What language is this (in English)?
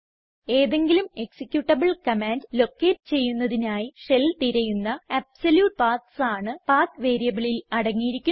Malayalam